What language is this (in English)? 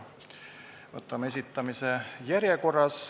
Estonian